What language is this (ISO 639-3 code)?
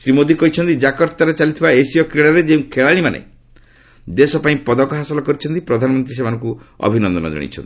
ori